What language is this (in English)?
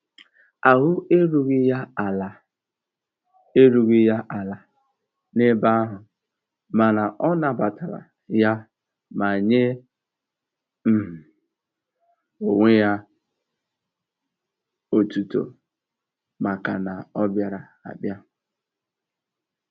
Igbo